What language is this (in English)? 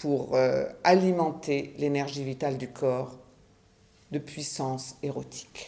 French